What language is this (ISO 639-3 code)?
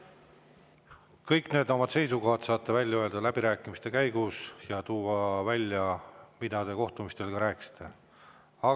est